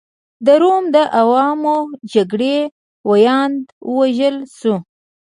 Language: Pashto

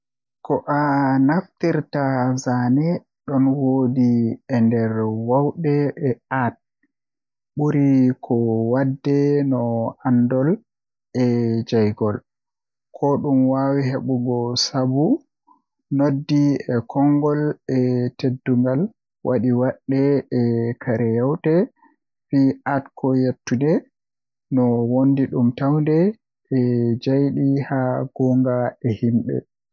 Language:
Western Niger Fulfulde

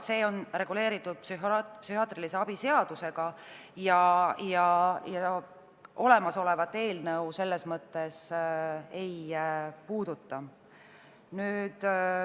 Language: Estonian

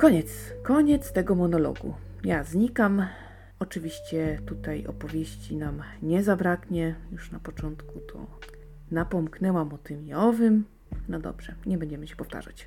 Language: Polish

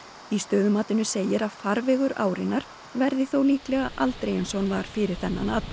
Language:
Icelandic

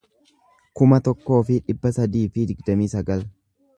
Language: Oromo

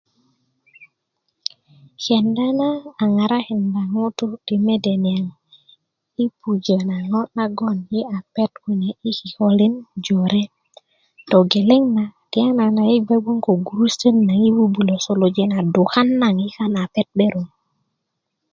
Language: Kuku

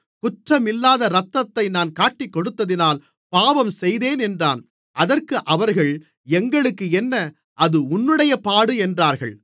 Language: Tamil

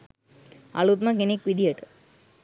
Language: Sinhala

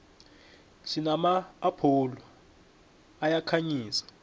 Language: South Ndebele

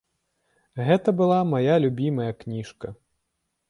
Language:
Belarusian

